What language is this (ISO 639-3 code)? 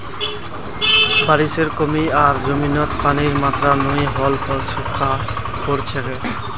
mag